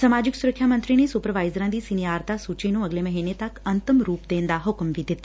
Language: Punjabi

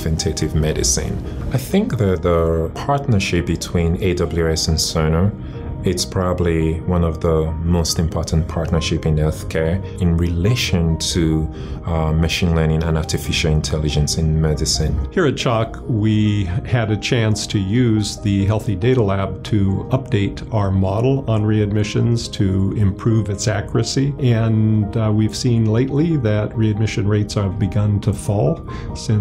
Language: English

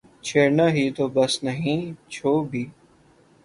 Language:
Urdu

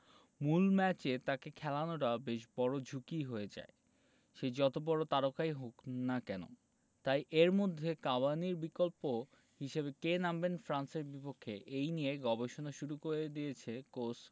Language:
Bangla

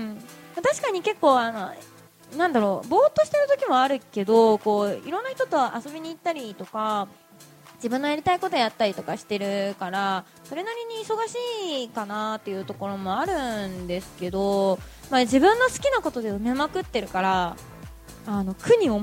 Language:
Japanese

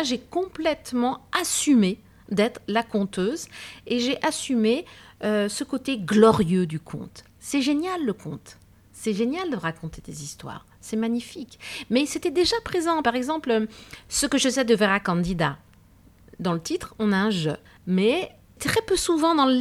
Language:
French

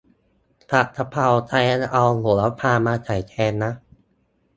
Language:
Thai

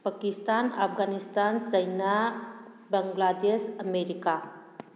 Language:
Manipuri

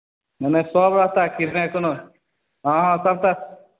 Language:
Maithili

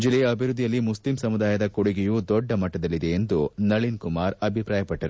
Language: Kannada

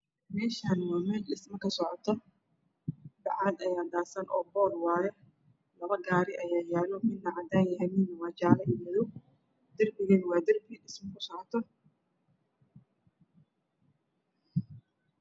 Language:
Somali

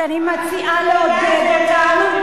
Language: Hebrew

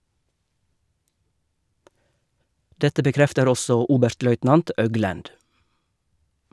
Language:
Norwegian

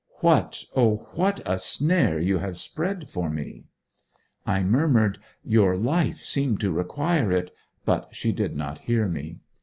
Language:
English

